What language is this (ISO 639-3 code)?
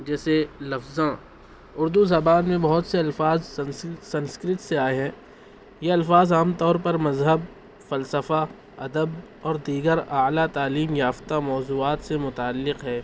urd